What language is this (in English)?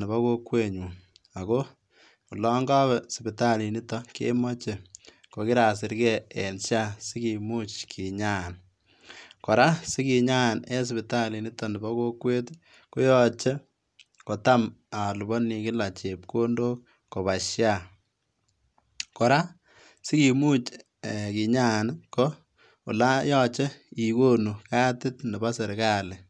Kalenjin